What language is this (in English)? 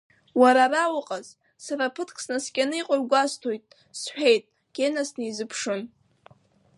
Abkhazian